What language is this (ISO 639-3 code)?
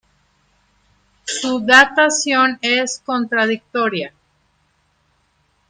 spa